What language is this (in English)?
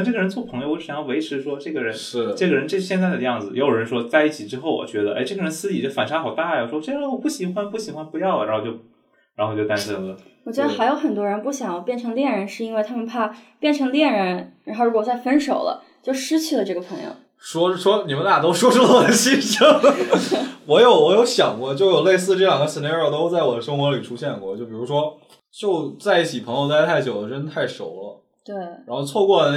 Chinese